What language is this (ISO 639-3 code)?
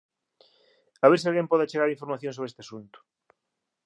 glg